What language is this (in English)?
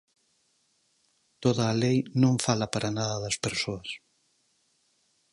Galician